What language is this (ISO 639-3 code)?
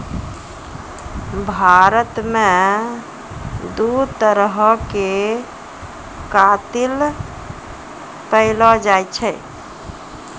mai